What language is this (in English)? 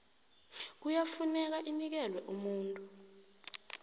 South Ndebele